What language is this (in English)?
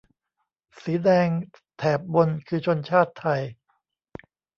Thai